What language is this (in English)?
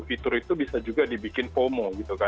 Indonesian